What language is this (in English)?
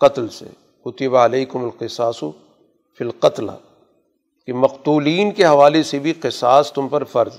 Urdu